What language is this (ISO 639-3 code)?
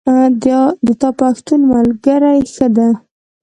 pus